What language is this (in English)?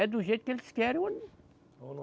Portuguese